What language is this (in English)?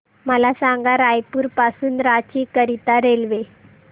Marathi